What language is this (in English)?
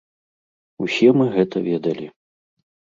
Belarusian